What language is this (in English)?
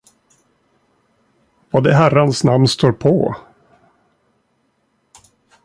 Swedish